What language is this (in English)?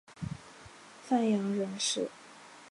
Chinese